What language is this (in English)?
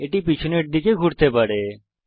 Bangla